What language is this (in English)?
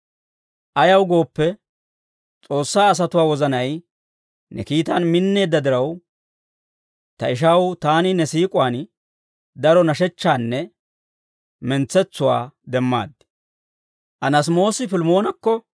Dawro